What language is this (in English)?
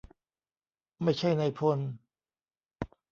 Thai